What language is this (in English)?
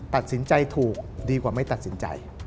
Thai